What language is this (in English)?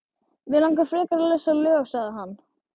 Icelandic